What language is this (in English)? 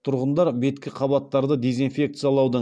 Kazakh